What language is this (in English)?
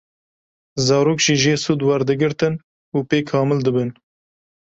Kurdish